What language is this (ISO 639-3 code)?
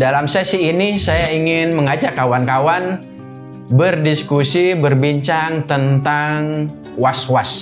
ind